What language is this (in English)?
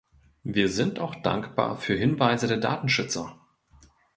German